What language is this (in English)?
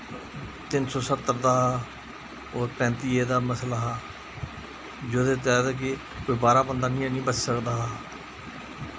Dogri